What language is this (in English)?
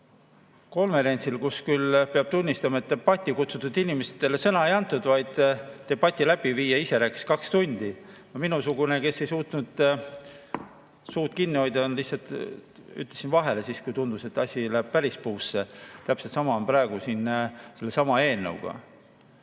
Estonian